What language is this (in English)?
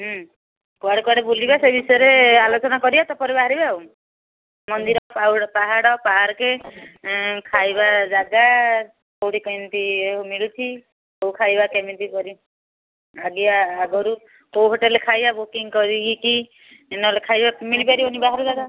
Odia